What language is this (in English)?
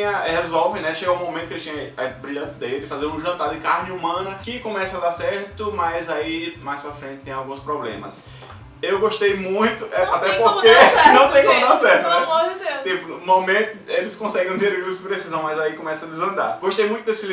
Portuguese